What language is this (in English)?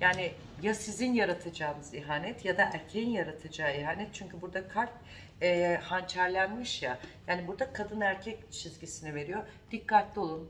Turkish